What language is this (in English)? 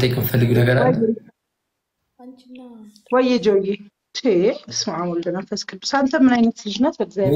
Arabic